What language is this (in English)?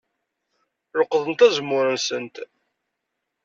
Kabyle